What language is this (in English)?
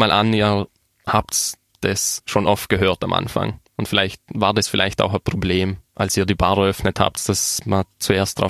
German